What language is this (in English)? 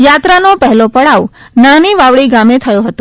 Gujarati